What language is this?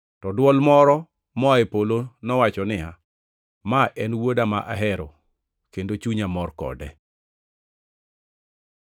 Luo (Kenya and Tanzania)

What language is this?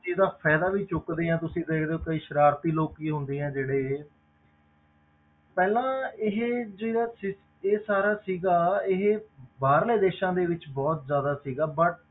Punjabi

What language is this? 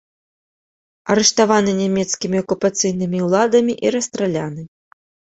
Belarusian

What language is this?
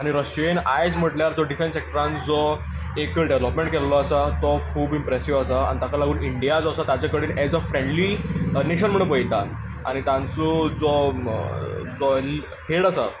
Konkani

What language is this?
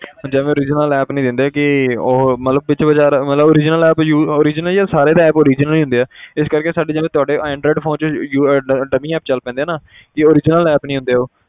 Punjabi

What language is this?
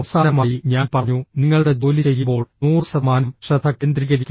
Malayalam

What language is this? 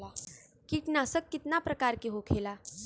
Bhojpuri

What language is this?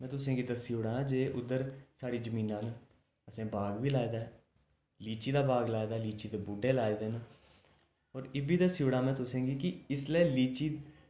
Dogri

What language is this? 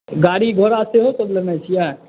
Maithili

